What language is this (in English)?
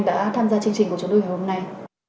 Vietnamese